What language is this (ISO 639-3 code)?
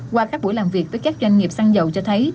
vie